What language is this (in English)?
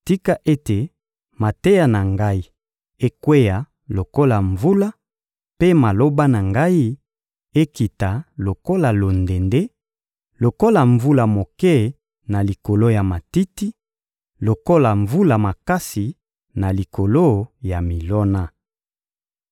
Lingala